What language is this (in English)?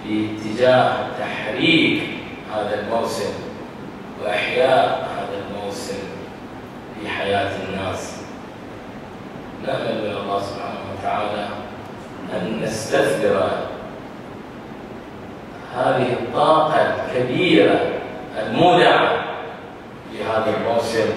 Arabic